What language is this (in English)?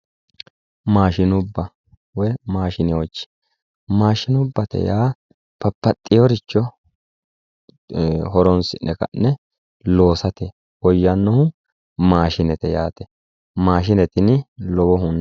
Sidamo